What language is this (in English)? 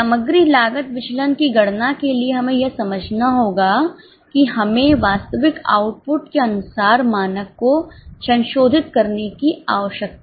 Hindi